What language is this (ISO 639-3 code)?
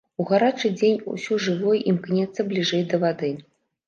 bel